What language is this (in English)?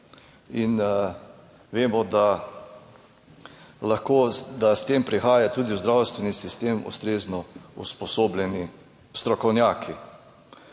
Slovenian